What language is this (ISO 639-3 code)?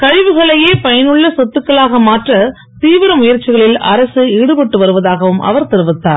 tam